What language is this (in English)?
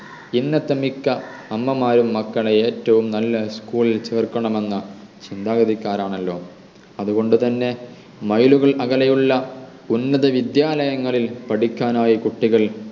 Malayalam